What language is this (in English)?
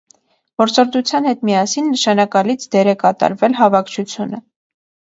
Armenian